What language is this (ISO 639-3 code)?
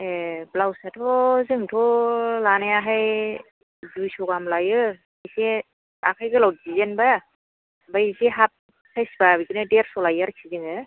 brx